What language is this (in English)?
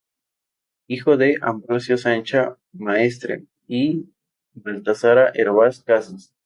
Spanish